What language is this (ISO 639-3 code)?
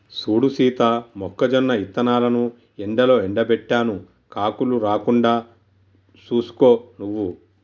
tel